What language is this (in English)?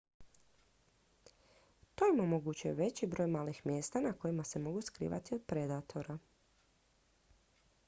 Croatian